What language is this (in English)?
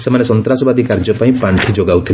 Odia